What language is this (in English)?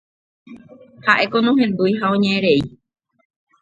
Guarani